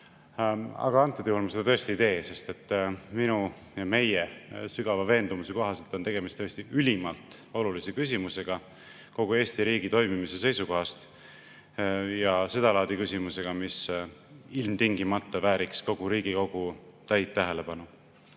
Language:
Estonian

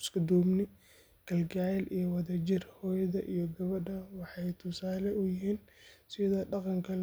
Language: Somali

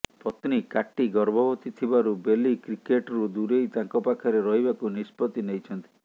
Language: Odia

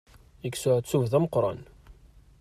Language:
Kabyle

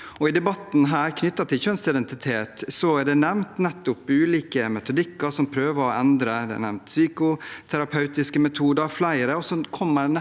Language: Norwegian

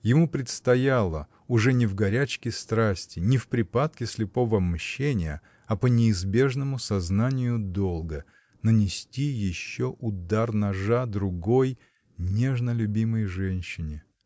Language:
Russian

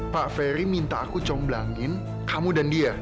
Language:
Indonesian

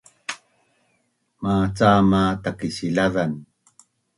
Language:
Bunun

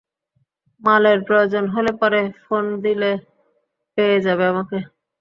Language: Bangla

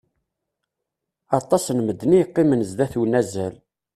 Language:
Kabyle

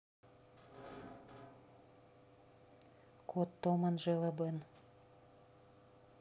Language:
Russian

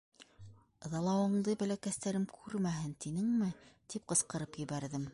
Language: Bashkir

